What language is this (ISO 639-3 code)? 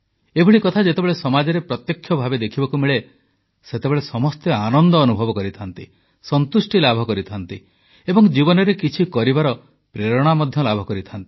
ori